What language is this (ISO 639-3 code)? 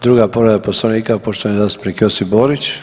hrv